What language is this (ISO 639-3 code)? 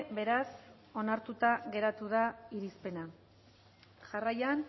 eus